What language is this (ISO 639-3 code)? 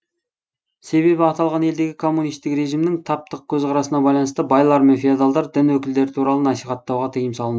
kaz